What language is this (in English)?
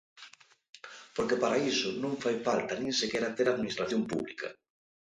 Galician